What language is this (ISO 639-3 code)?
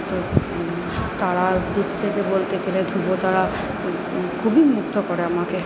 ben